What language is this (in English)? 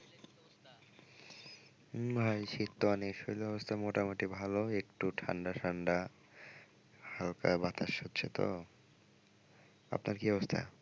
Bangla